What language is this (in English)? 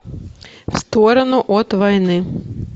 Russian